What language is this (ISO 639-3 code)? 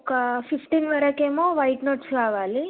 tel